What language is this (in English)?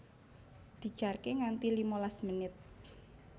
Javanese